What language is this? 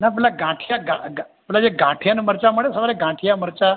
Gujarati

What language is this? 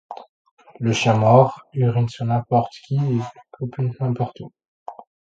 French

